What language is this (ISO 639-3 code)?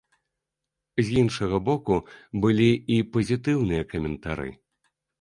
bel